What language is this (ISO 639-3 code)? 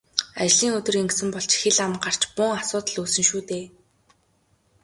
mon